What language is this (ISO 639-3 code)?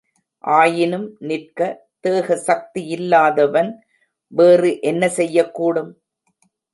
tam